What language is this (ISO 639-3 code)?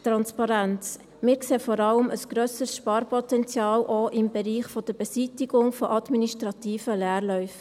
gsw